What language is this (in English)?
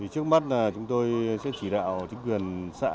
Vietnamese